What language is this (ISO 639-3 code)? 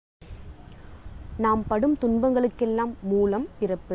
tam